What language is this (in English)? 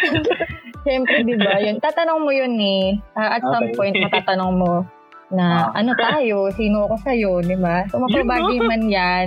Filipino